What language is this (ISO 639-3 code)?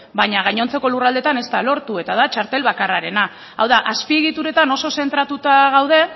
eus